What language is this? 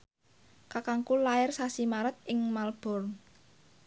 Javanese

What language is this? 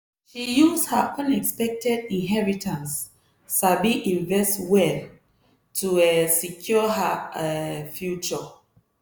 Nigerian Pidgin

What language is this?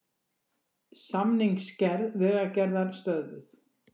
Icelandic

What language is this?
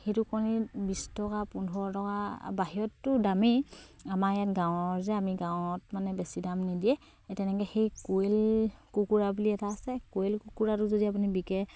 Assamese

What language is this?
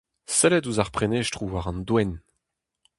Breton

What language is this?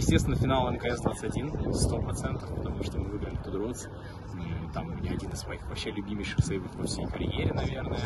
Russian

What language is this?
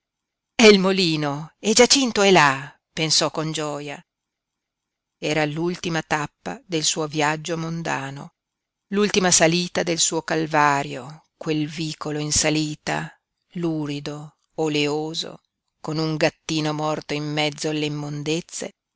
Italian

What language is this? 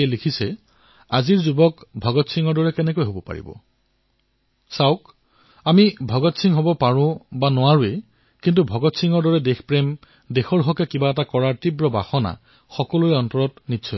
Assamese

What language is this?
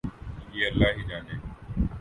Urdu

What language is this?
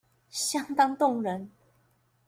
Chinese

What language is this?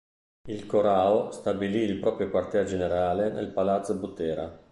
Italian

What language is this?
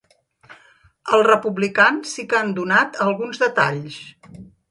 Catalan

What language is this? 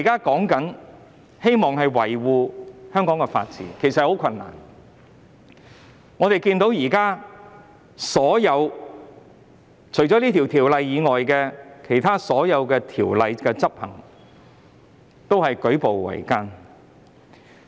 Cantonese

